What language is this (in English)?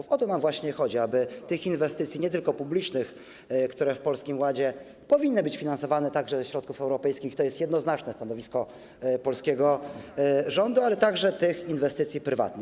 Polish